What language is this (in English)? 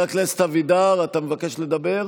Hebrew